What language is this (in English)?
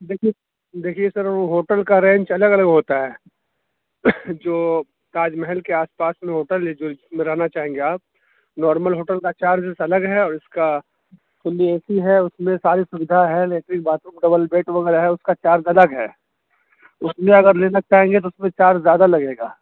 Urdu